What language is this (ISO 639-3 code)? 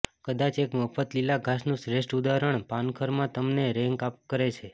guj